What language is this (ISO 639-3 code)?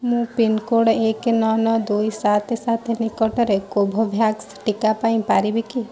ori